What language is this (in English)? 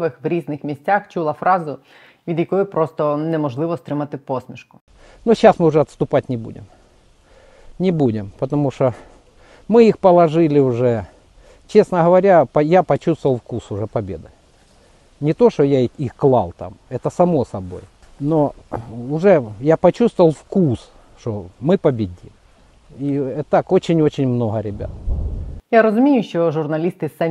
Ukrainian